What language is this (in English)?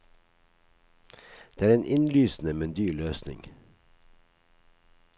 Norwegian